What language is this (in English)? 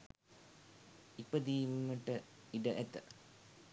Sinhala